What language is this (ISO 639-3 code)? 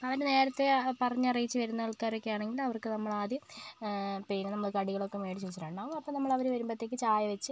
mal